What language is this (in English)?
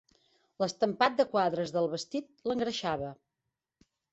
Catalan